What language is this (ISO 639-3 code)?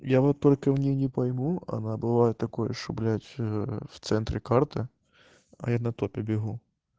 rus